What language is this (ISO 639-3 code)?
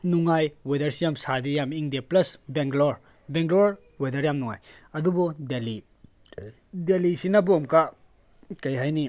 mni